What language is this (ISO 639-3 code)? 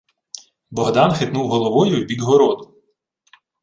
ukr